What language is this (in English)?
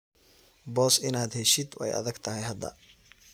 Somali